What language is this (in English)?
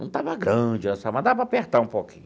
Portuguese